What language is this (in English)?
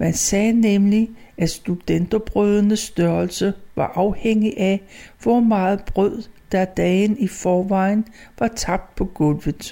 Danish